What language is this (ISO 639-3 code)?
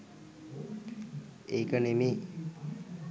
sin